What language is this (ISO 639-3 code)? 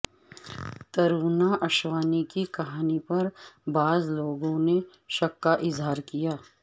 urd